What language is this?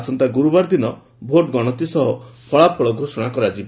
Odia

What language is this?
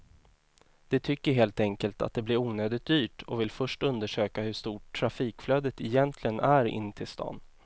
Swedish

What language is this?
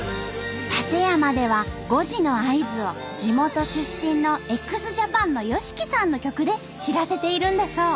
Japanese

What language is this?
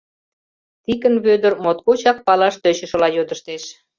Mari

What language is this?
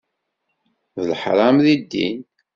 Kabyle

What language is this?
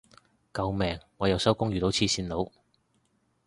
Cantonese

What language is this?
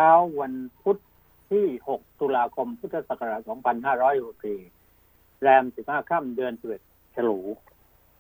Thai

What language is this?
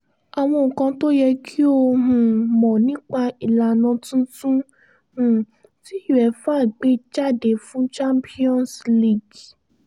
Yoruba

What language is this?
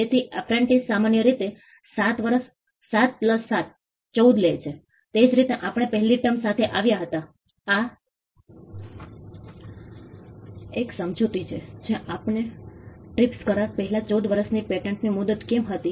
Gujarati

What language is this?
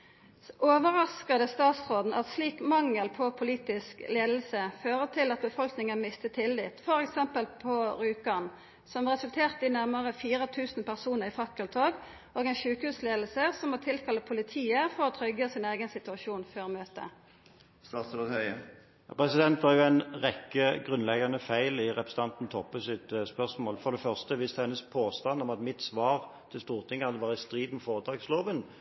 Norwegian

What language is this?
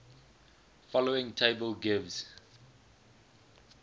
English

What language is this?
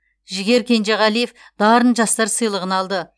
Kazakh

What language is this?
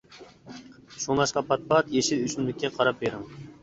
Uyghur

